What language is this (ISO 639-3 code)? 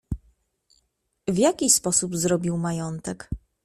pol